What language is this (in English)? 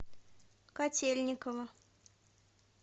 Russian